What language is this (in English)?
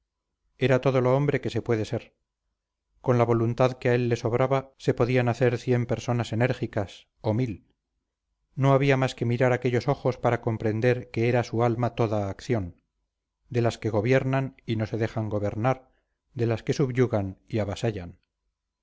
Spanish